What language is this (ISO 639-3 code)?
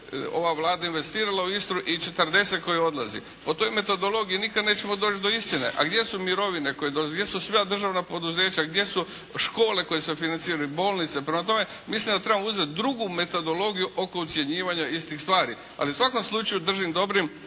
hrv